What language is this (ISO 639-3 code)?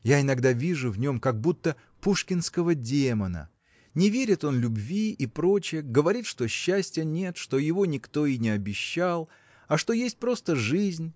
rus